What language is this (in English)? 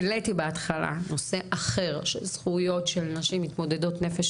Hebrew